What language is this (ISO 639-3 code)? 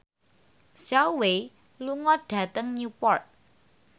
jav